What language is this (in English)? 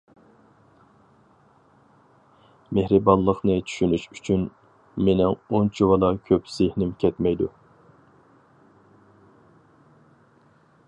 Uyghur